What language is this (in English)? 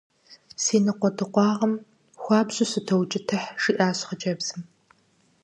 Kabardian